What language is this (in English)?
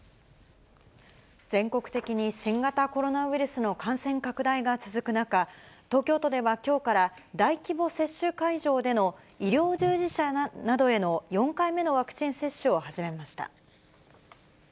Japanese